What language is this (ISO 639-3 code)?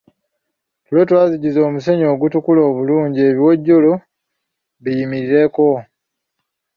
lug